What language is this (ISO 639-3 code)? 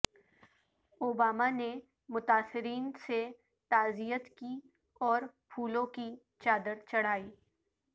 urd